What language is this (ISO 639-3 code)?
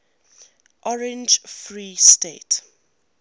eng